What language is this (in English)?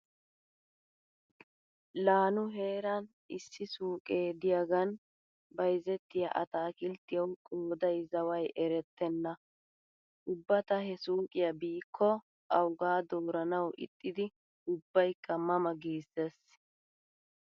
Wolaytta